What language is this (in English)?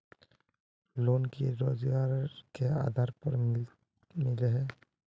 Magahi